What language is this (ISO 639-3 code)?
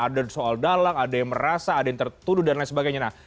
ind